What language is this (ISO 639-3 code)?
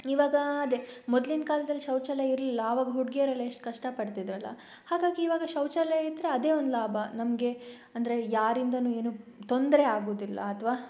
kan